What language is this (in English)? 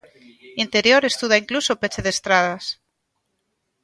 Galician